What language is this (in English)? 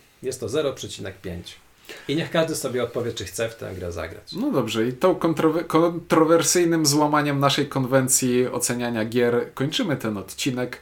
Polish